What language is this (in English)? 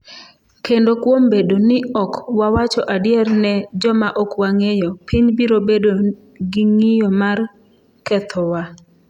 Luo (Kenya and Tanzania)